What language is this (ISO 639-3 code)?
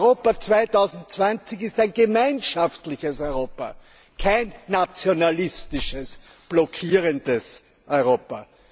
deu